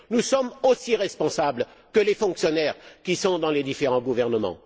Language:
French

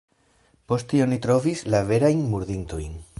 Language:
Esperanto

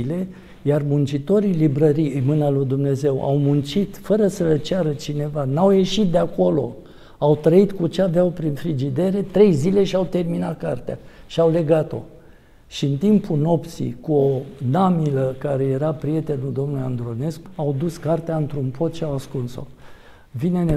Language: Romanian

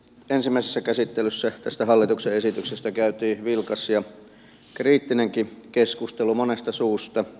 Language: Finnish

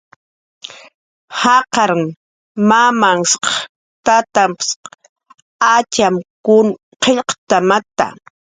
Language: Jaqaru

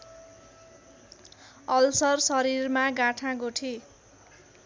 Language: Nepali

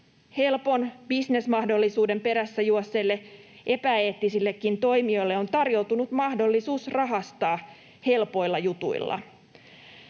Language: Finnish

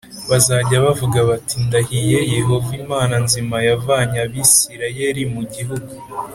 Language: Kinyarwanda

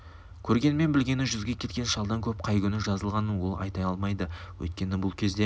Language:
Kazakh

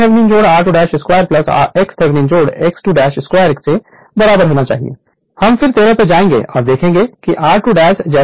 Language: Hindi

